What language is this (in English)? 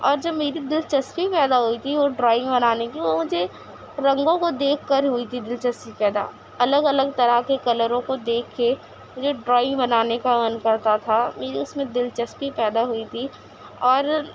Urdu